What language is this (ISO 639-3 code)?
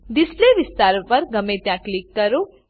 guj